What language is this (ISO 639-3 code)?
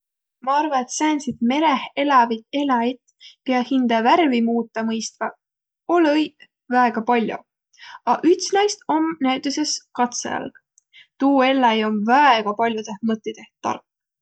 vro